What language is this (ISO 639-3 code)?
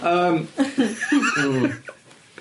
cym